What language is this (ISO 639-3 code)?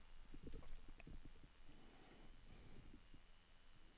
nor